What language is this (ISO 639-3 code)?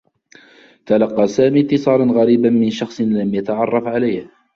ara